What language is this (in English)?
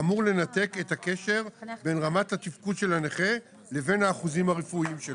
Hebrew